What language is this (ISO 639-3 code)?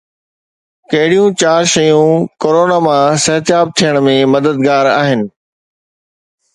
snd